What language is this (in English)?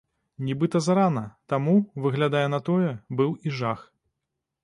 Belarusian